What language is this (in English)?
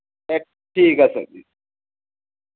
Dogri